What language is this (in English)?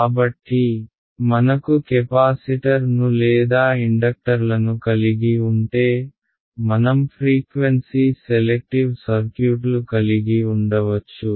Telugu